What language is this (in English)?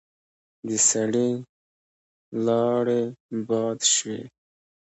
Pashto